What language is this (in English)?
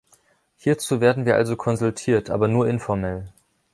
German